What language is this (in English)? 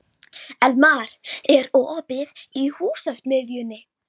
Icelandic